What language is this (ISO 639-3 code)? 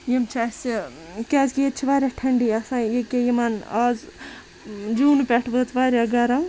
kas